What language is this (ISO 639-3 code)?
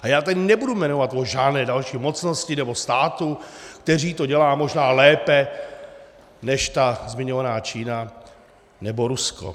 ces